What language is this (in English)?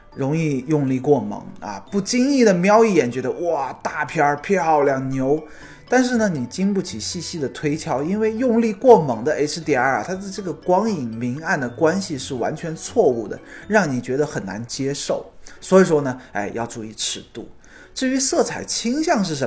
Chinese